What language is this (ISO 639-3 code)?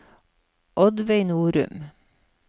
nor